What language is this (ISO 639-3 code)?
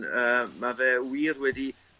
cym